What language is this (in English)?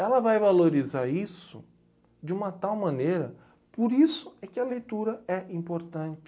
Portuguese